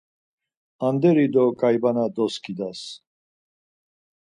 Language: Laz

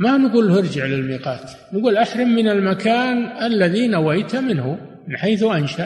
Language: Arabic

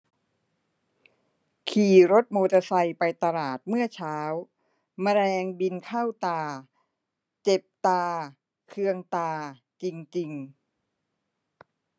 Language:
Thai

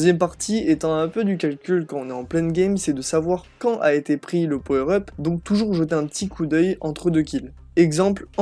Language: French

